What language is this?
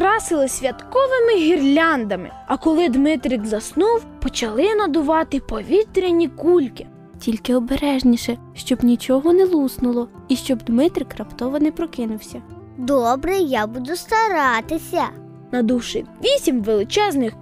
Ukrainian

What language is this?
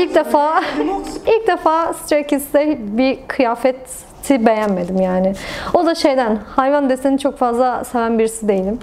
Turkish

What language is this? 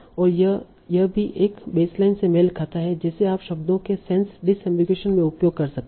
Hindi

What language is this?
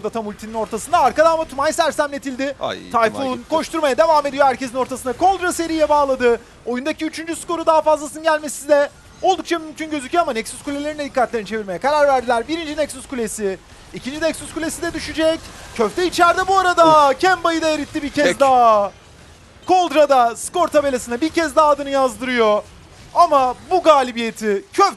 Turkish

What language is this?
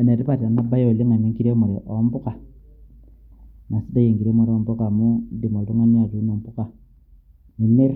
Masai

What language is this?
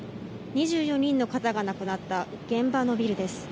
Japanese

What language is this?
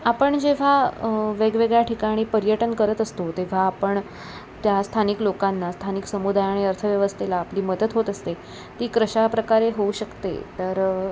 Marathi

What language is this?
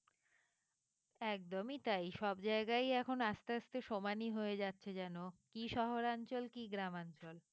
Bangla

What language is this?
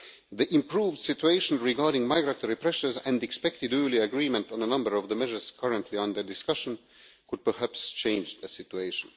English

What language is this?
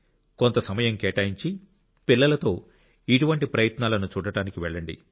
Telugu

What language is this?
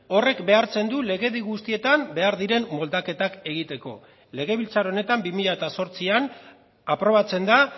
Basque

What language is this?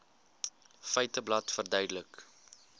Afrikaans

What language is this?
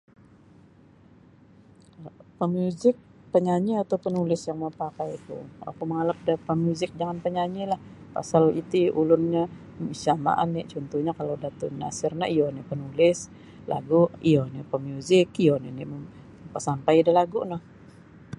Sabah Bisaya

